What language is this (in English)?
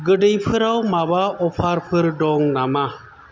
Bodo